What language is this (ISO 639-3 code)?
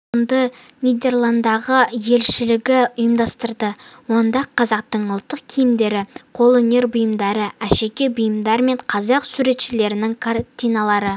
kaz